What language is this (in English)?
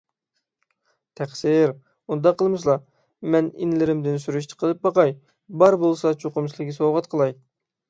Uyghur